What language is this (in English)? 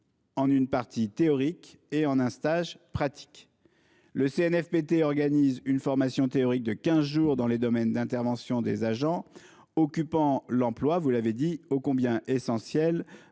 French